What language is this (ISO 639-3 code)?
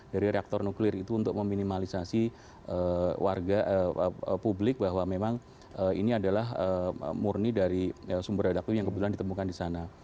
ind